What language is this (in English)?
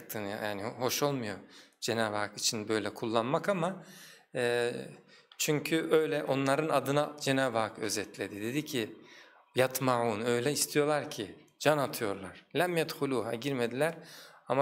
Turkish